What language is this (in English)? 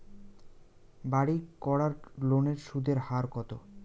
Bangla